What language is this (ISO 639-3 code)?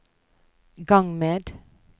nor